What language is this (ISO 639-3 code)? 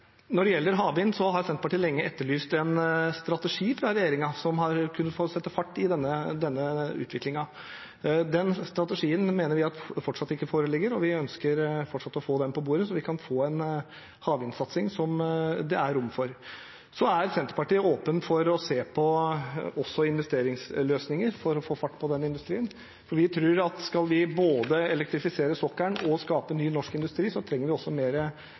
nob